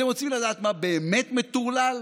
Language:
Hebrew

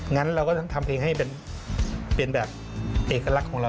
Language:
Thai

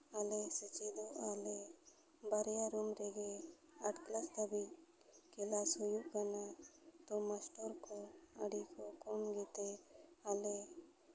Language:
Santali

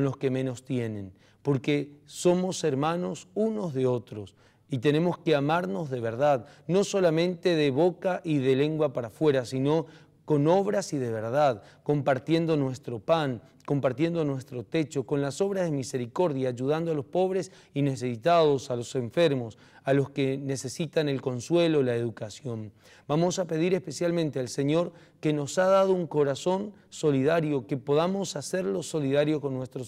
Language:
Spanish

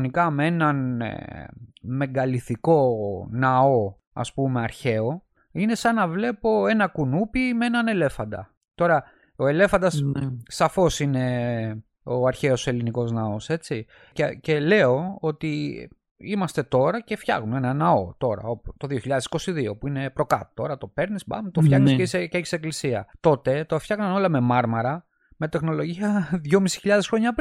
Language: Greek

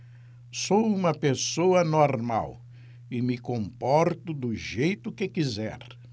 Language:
Portuguese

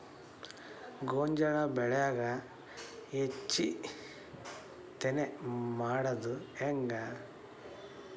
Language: Kannada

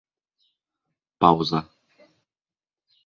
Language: Bashkir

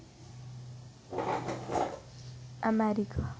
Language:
Dogri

